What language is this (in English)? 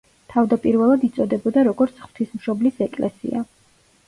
Georgian